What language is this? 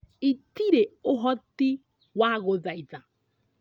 Kikuyu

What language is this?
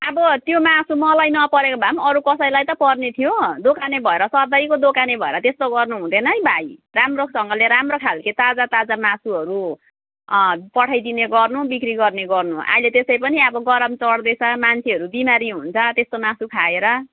Nepali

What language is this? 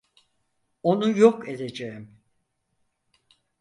Turkish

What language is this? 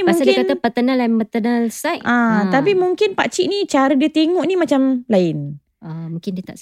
Malay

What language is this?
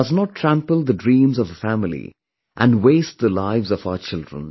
English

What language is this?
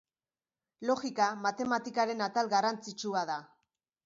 Basque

